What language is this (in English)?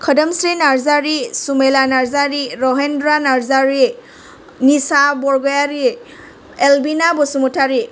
Bodo